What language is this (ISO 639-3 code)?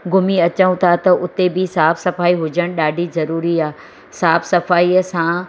snd